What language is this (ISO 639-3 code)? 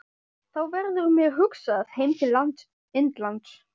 isl